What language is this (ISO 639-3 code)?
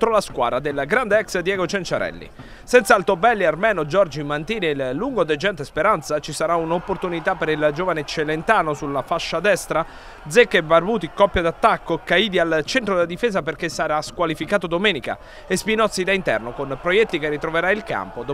ita